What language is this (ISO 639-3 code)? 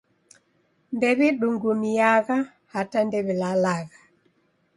dav